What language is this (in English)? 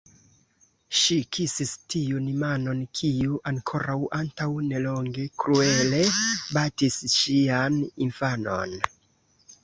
Esperanto